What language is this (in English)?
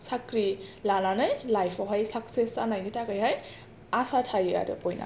Bodo